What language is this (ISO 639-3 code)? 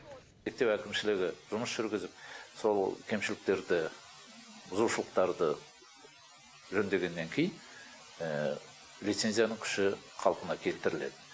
kaz